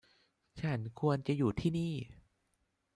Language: Thai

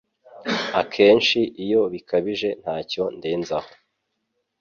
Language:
Kinyarwanda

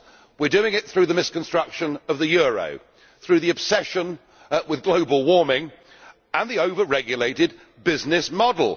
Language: English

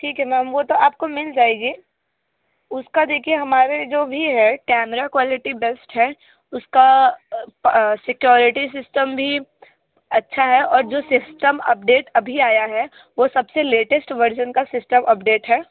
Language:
Hindi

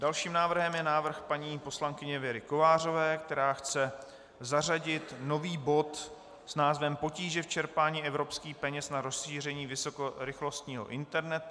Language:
Czech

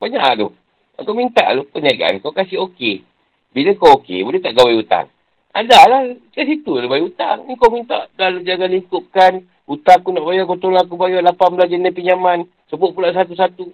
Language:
Malay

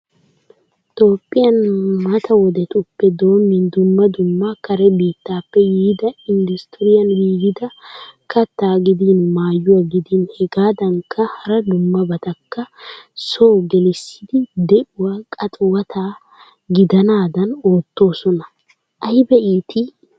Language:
Wolaytta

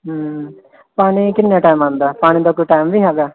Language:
Punjabi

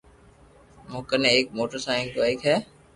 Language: Loarki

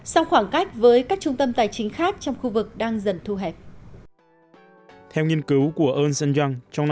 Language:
Vietnamese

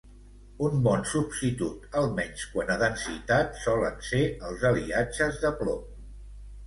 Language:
Catalan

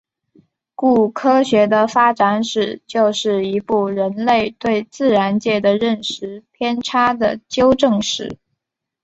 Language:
Chinese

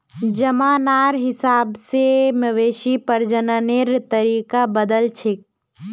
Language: Magahi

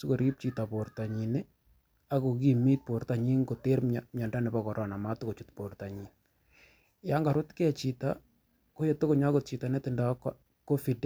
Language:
Kalenjin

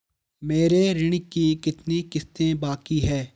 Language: Hindi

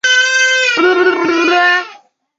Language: Chinese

